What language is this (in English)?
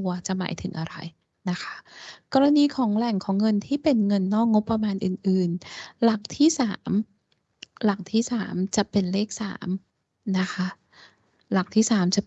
Thai